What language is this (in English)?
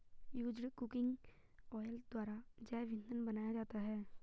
Hindi